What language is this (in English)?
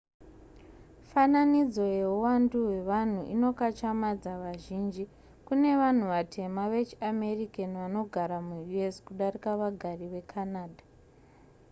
Shona